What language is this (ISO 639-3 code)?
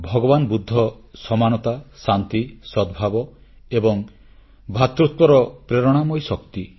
ori